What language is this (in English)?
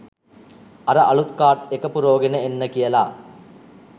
Sinhala